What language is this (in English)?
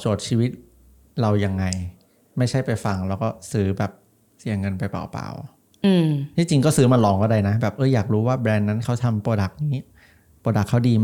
Thai